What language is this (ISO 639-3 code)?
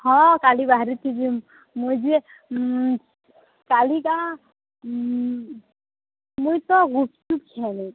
ori